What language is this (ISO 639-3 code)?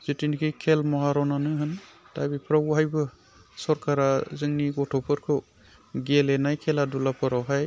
brx